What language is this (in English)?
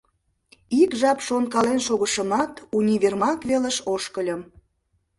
Mari